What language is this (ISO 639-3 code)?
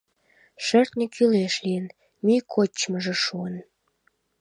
chm